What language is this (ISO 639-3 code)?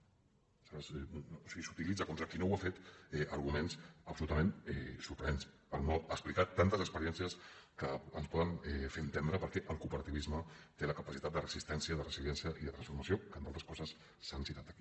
cat